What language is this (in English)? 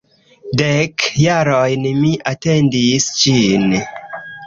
Esperanto